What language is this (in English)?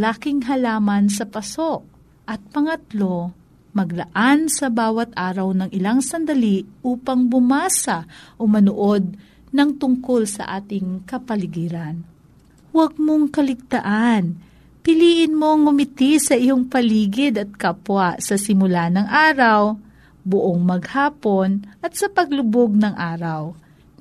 Filipino